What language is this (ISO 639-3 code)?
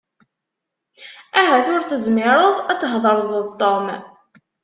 kab